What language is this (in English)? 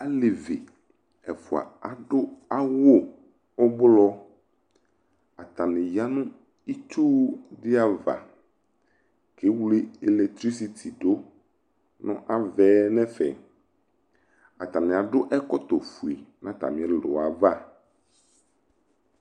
Ikposo